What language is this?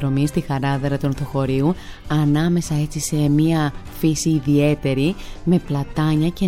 Greek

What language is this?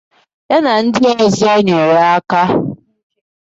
Igbo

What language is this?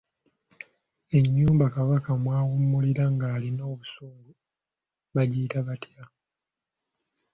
Ganda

